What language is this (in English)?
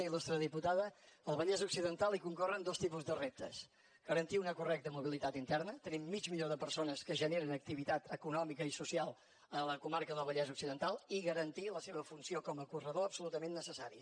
Catalan